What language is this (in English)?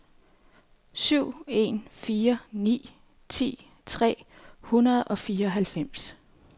Danish